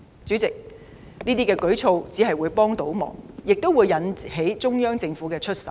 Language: Cantonese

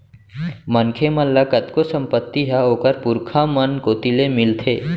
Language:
Chhattisgarhi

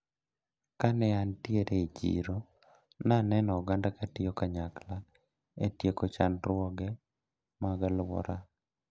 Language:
Luo (Kenya and Tanzania)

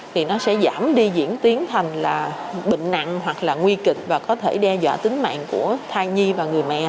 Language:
Vietnamese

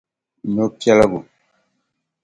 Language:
Dagbani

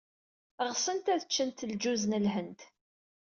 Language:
Kabyle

